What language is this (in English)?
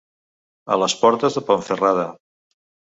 Catalan